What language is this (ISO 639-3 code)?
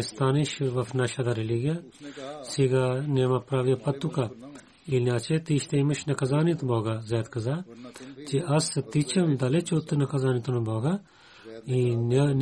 bul